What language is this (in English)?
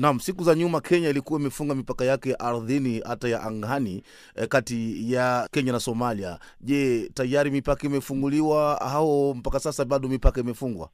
Swahili